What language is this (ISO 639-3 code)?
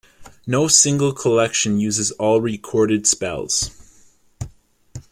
eng